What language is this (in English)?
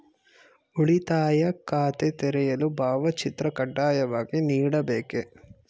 Kannada